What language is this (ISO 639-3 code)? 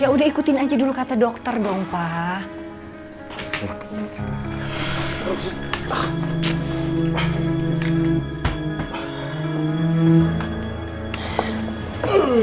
ind